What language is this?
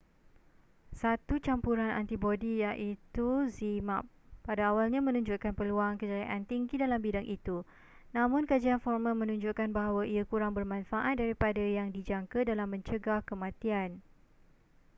Malay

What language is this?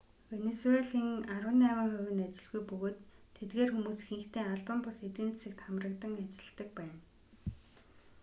Mongolian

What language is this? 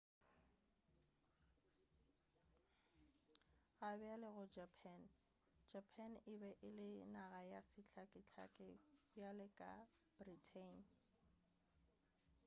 Northern Sotho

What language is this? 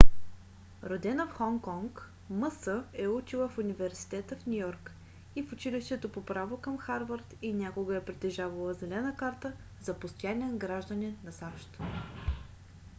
Bulgarian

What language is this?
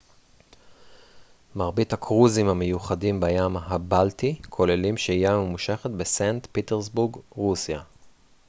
Hebrew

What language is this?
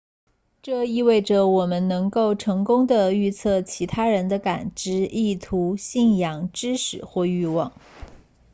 Chinese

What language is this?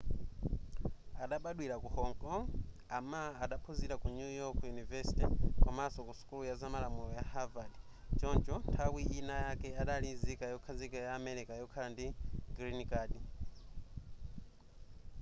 Nyanja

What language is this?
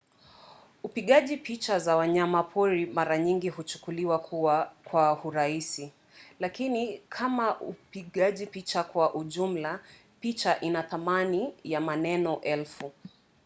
Swahili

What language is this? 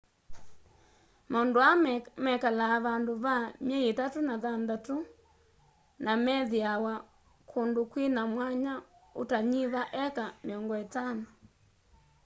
Kamba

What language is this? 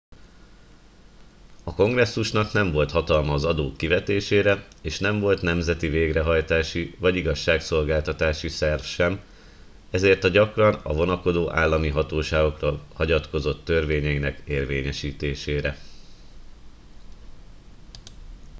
Hungarian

